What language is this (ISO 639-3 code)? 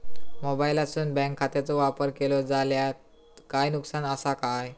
mar